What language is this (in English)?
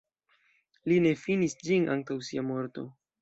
Esperanto